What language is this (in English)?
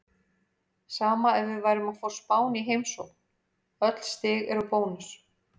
Icelandic